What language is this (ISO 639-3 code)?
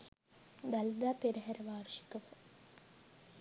sin